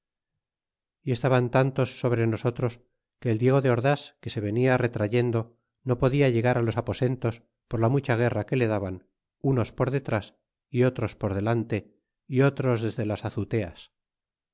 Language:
Spanish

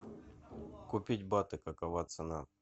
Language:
Russian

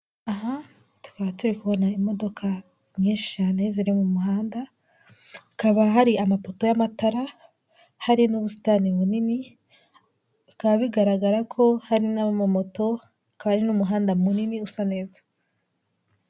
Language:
Kinyarwanda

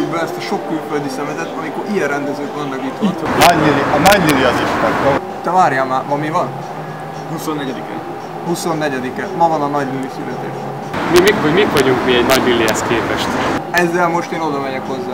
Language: Hungarian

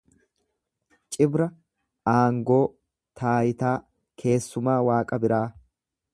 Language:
Oromo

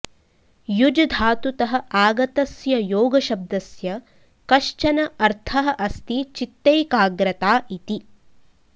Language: Sanskrit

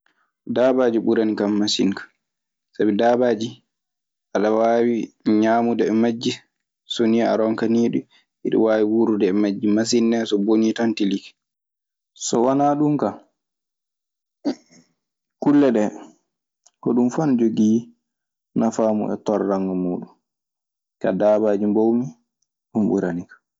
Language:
Maasina Fulfulde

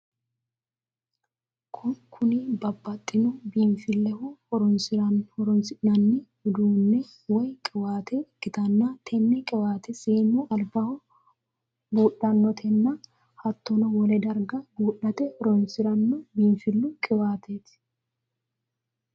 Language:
Sidamo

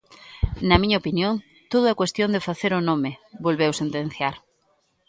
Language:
Galician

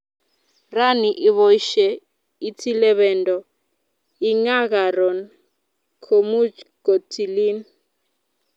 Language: Kalenjin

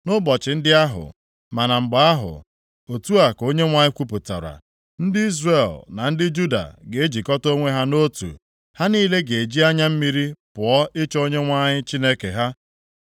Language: Igbo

